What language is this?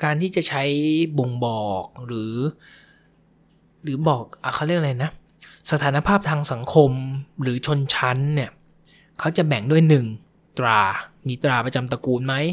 Thai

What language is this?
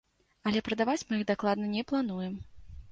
Belarusian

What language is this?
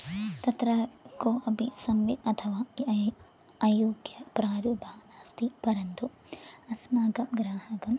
Sanskrit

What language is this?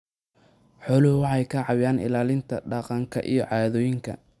Somali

